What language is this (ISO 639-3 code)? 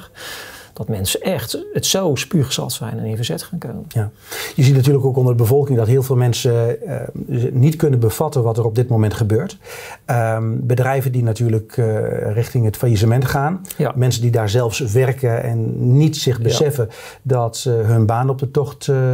nld